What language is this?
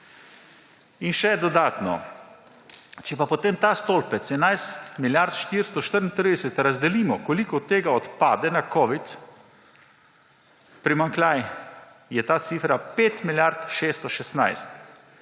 Slovenian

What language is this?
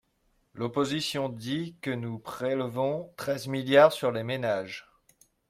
French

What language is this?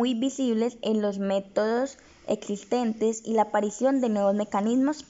Spanish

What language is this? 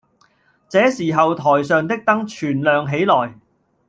Cantonese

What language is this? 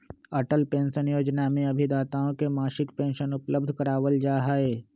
Magahi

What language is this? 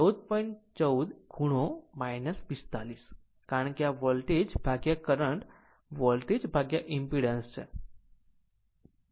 Gujarati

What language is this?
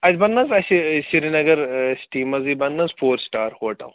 Kashmiri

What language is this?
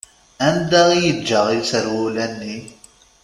Kabyle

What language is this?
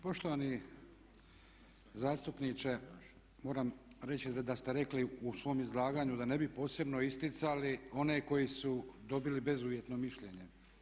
Croatian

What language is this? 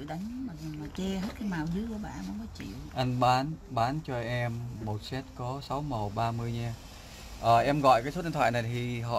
Vietnamese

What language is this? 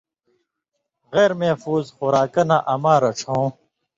Indus Kohistani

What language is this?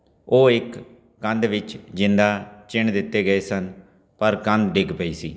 Punjabi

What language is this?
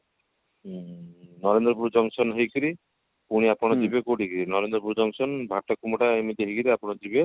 Odia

